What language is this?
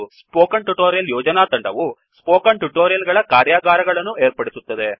Kannada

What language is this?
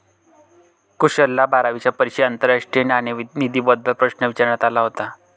Marathi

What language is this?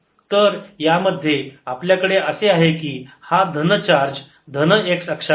Marathi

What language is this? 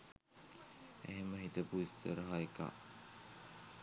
Sinhala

